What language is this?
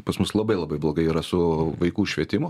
Lithuanian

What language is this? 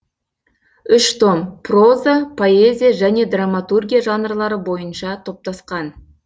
Kazakh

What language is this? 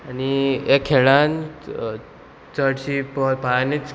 Konkani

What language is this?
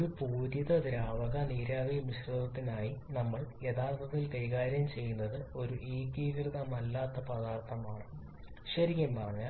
Malayalam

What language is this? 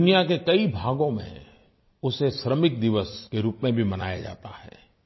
Hindi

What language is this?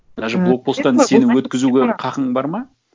Kazakh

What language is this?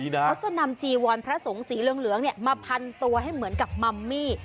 Thai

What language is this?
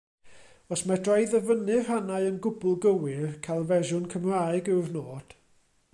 Welsh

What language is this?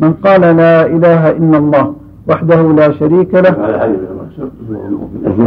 Arabic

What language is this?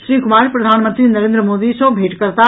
Maithili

